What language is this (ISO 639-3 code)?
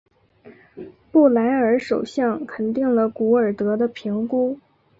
zho